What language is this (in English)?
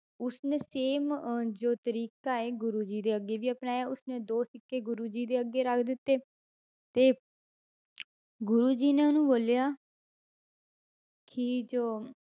Punjabi